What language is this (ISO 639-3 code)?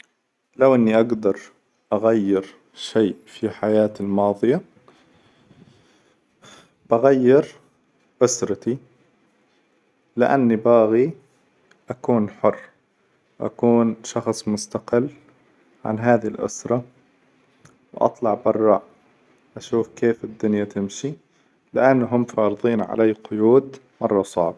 acw